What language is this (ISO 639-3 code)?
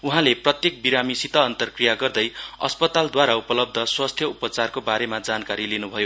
nep